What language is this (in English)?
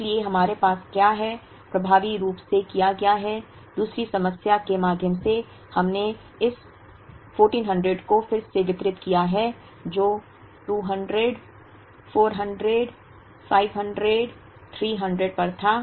Hindi